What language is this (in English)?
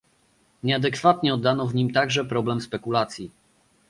Polish